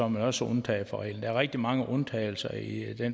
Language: Danish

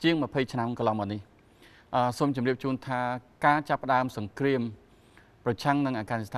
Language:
Thai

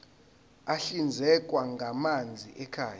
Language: Zulu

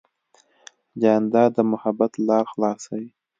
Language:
Pashto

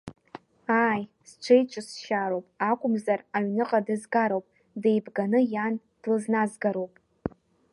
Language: Abkhazian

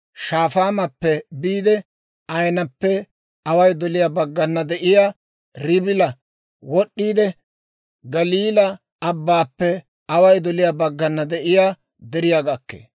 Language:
Dawro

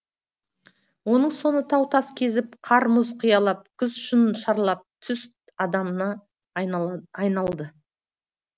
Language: Kazakh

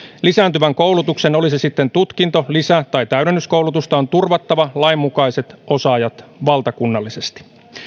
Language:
Finnish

